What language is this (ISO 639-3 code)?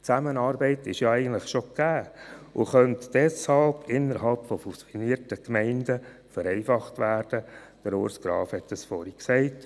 gsw